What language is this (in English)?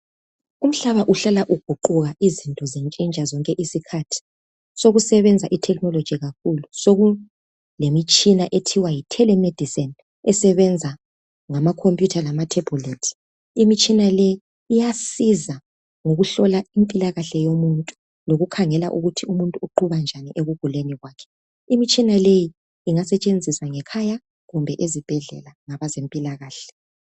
North Ndebele